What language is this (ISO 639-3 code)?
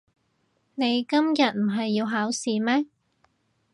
yue